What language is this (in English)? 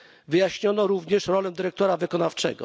Polish